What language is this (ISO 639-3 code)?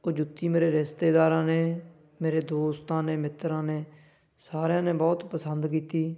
pan